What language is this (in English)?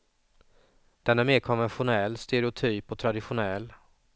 Swedish